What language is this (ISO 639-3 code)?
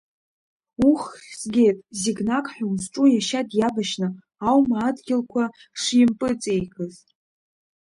abk